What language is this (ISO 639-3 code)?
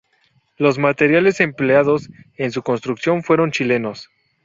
spa